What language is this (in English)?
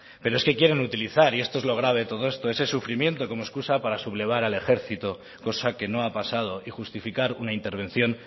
Spanish